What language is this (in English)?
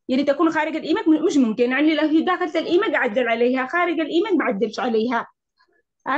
Arabic